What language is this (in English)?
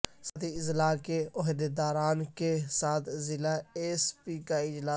Urdu